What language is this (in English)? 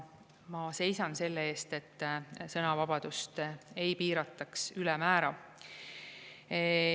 Estonian